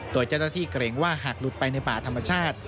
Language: Thai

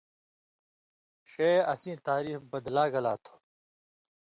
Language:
Indus Kohistani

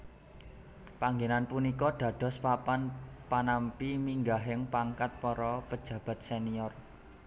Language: Javanese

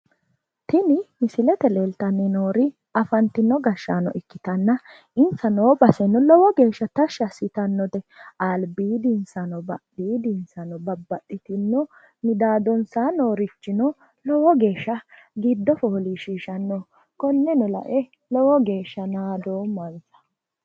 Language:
Sidamo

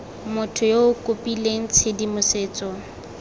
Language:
Tswana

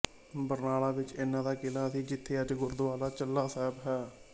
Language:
Punjabi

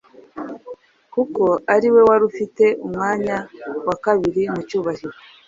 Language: Kinyarwanda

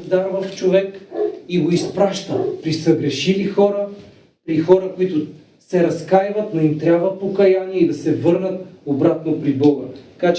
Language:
Bulgarian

